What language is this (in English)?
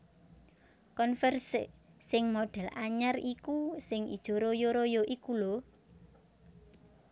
Javanese